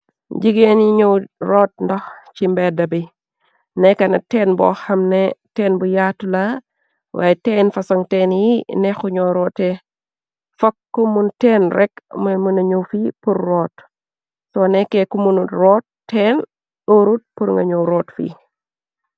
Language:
Wolof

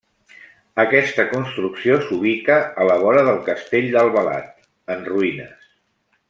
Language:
Catalan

